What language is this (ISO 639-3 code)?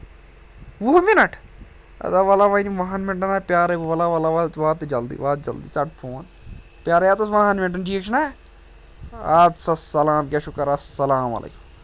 kas